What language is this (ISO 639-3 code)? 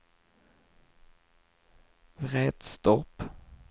swe